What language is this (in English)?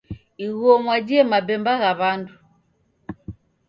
Taita